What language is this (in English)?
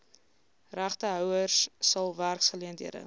Afrikaans